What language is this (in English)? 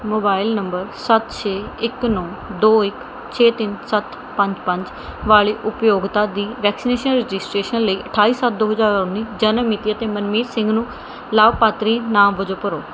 Punjabi